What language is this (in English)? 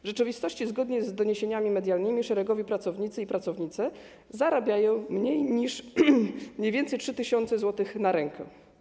Polish